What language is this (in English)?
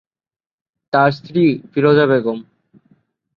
Bangla